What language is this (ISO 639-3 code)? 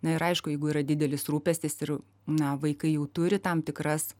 lit